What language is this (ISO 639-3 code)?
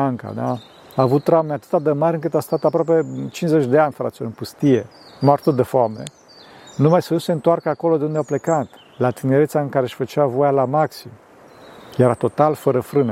ron